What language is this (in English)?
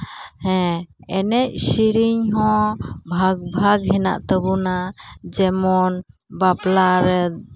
Santali